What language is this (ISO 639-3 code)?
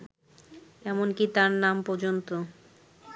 ben